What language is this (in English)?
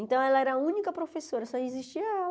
Portuguese